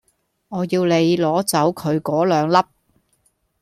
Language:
Cantonese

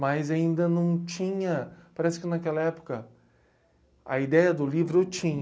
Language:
Portuguese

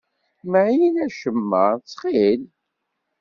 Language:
Kabyle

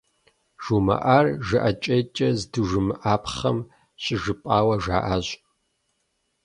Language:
Kabardian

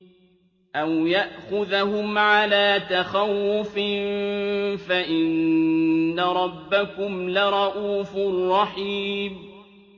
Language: Arabic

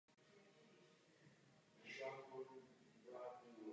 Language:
Czech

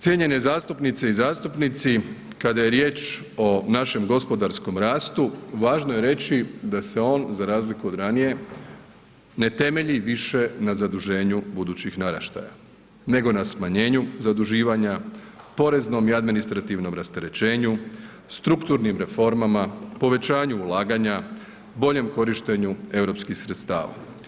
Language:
Croatian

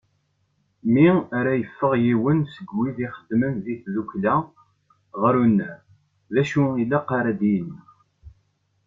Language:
Kabyle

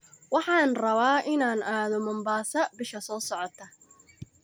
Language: Somali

